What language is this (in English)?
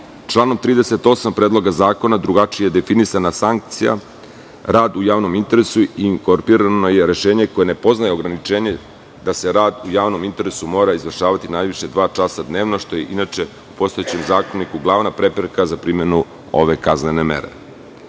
Serbian